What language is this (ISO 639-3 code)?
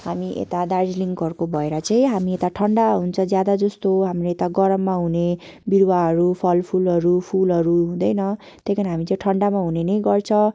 nep